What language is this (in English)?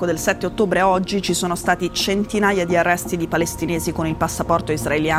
Italian